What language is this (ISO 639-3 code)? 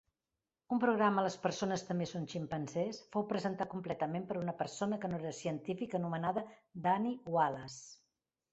cat